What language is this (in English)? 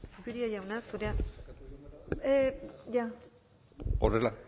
Basque